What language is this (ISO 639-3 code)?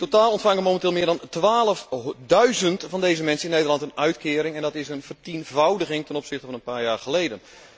nld